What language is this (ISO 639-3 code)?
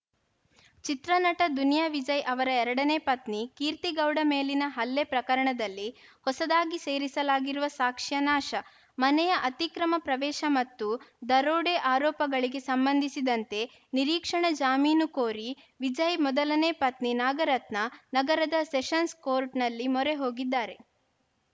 kan